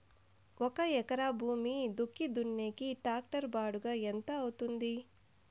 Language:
Telugu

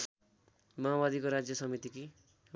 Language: Nepali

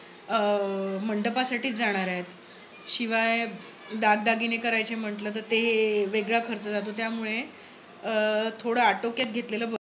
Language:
Marathi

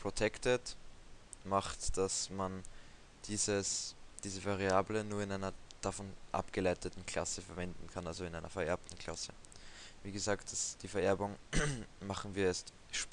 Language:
German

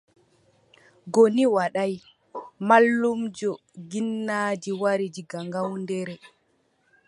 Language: Adamawa Fulfulde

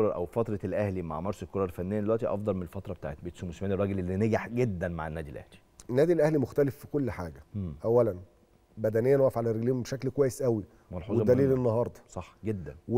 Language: Arabic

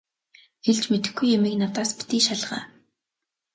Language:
Mongolian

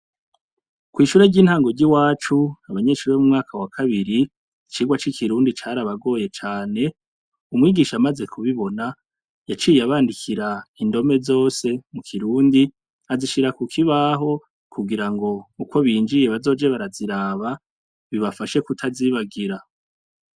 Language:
Rundi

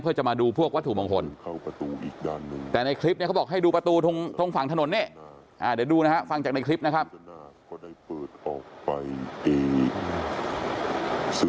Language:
Thai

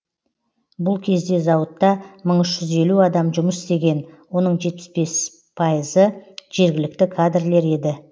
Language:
Kazakh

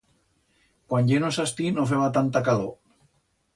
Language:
Aragonese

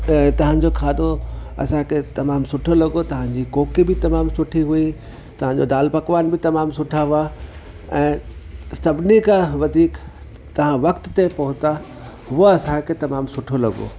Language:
Sindhi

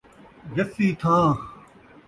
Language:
Saraiki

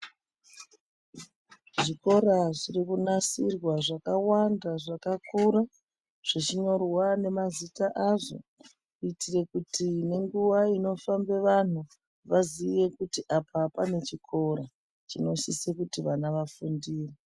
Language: Ndau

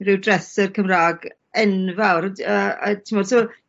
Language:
Welsh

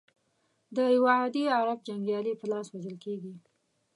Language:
Pashto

